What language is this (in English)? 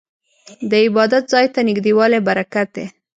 Pashto